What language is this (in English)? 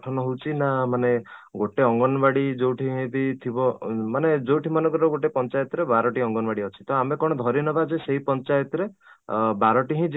Odia